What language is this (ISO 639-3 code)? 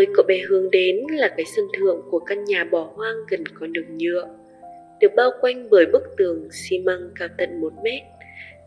vie